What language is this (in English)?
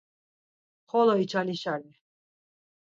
Laz